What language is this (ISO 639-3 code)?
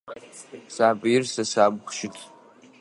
ady